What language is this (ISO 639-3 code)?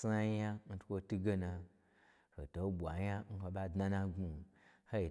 gbr